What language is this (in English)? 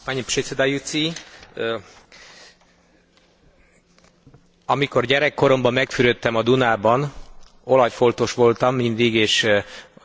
Hungarian